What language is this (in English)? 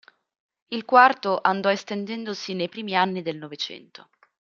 Italian